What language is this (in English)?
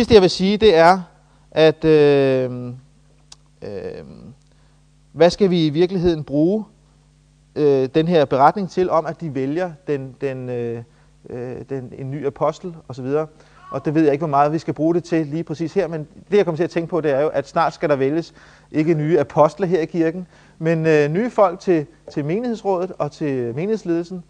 Danish